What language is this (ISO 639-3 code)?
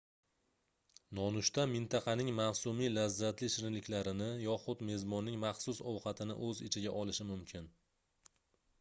uzb